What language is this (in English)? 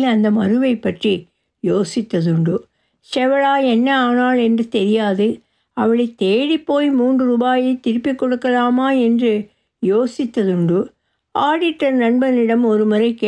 Tamil